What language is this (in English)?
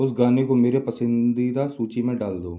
Hindi